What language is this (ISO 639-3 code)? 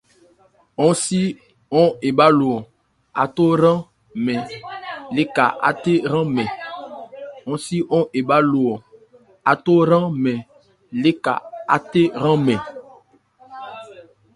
ebr